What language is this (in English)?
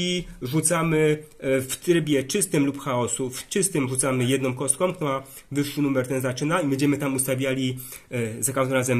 Polish